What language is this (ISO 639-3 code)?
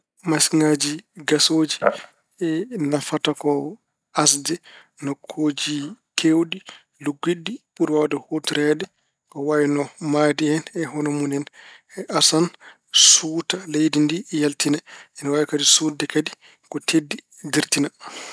ful